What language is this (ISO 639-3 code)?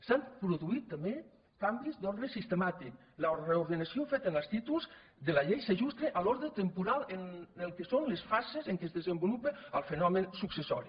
cat